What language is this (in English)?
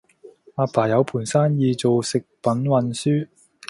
Cantonese